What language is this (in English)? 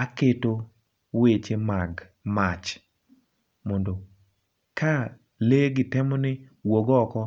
Luo (Kenya and Tanzania)